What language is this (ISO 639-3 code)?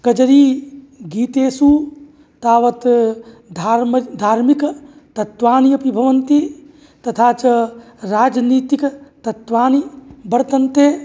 san